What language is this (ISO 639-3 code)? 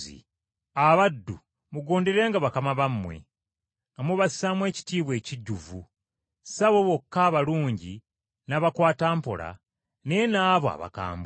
lug